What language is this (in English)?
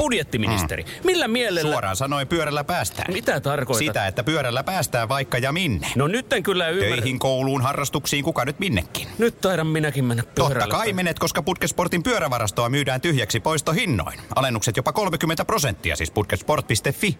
Finnish